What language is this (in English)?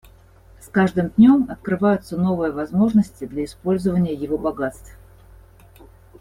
Russian